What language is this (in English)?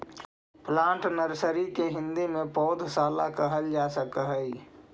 Magahi